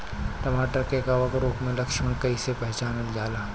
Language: Bhojpuri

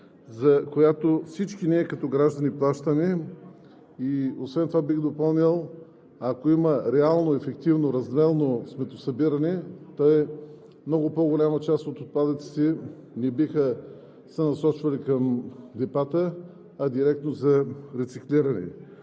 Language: Bulgarian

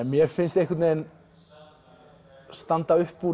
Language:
Icelandic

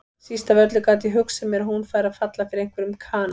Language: Icelandic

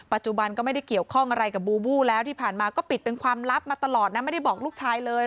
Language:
Thai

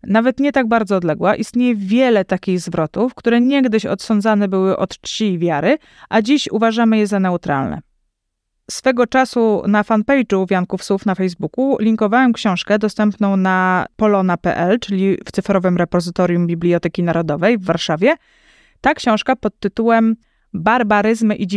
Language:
Polish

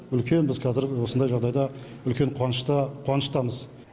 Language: Kazakh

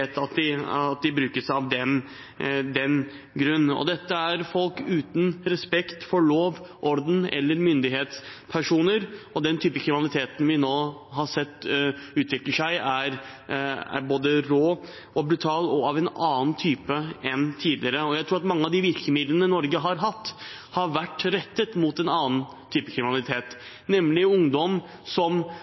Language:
Norwegian Bokmål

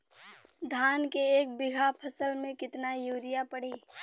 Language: Bhojpuri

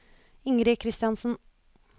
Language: Norwegian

